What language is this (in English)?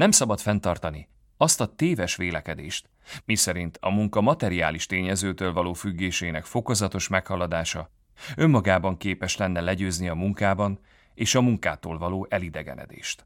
Hungarian